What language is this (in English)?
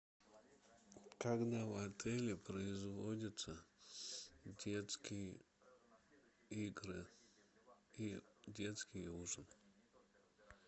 Russian